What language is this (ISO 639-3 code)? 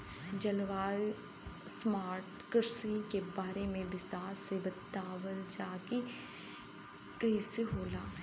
bho